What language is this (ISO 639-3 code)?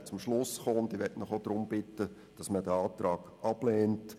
gsw